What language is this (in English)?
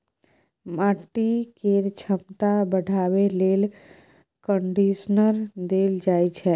Maithili